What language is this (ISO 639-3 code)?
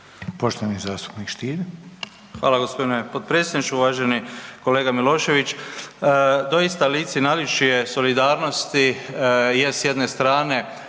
hrv